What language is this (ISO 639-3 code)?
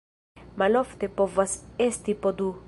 epo